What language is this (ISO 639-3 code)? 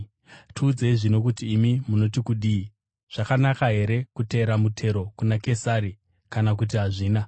sna